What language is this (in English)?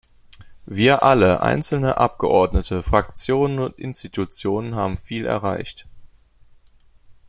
German